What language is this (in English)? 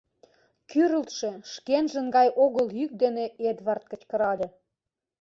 Mari